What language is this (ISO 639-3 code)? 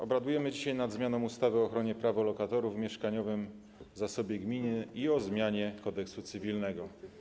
pol